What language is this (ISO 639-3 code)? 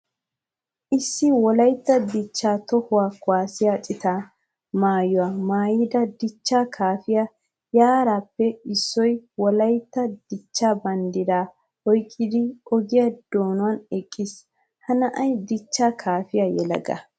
wal